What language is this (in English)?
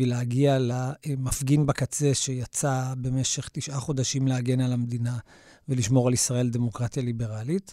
Hebrew